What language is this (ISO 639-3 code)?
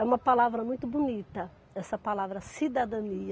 por